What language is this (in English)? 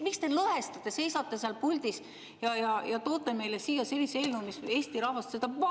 Estonian